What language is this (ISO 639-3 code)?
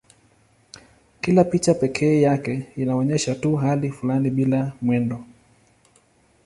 swa